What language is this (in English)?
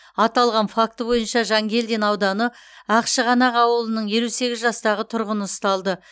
Kazakh